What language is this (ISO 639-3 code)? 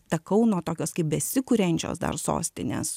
lit